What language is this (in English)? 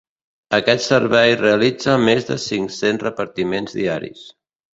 Catalan